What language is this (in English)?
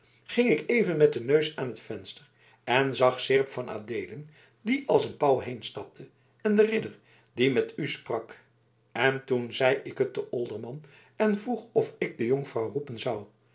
Dutch